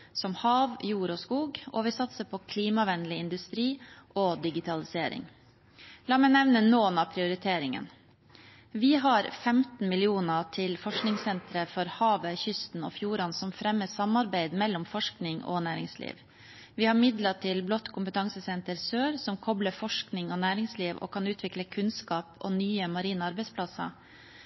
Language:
Norwegian Bokmål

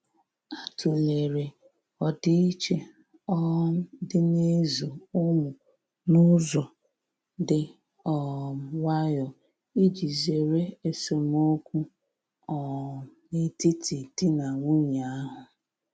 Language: Igbo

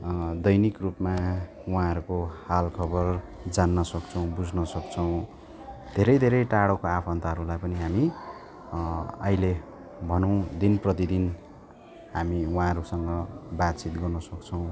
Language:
Nepali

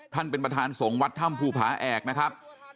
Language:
Thai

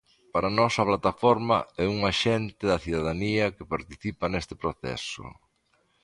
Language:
Galician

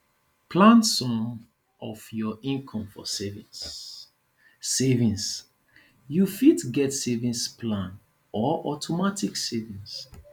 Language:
Nigerian Pidgin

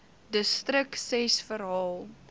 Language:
Afrikaans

